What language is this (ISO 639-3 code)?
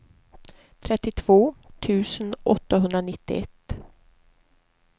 swe